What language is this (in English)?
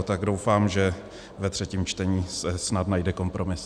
Czech